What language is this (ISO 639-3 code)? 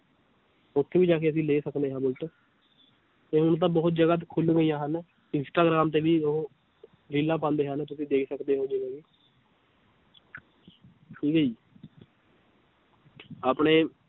pan